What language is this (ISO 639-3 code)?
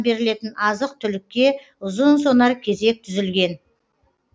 kaz